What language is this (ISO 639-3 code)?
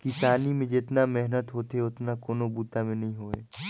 hne